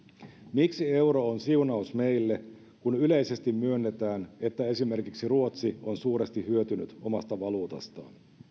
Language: Finnish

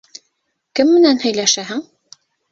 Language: Bashkir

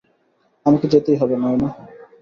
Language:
Bangla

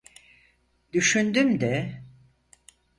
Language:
Turkish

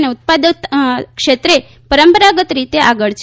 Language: Gujarati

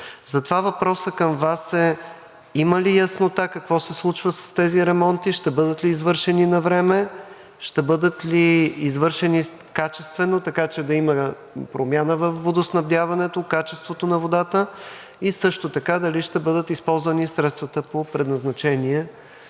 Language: Bulgarian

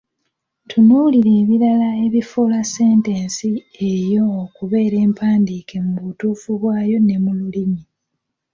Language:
Ganda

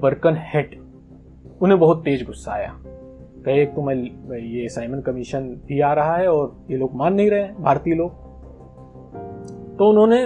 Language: Hindi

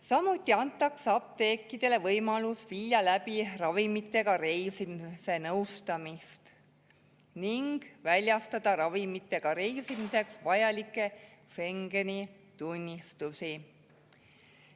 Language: Estonian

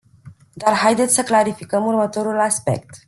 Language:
Romanian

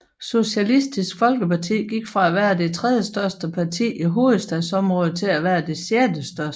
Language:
Danish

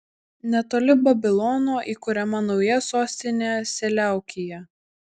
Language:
Lithuanian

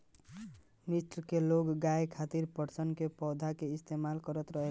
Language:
Bhojpuri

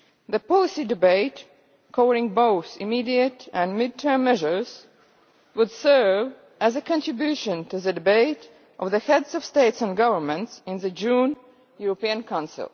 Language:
English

